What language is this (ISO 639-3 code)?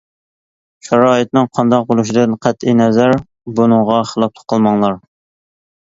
uig